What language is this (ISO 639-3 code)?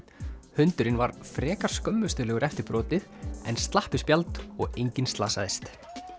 isl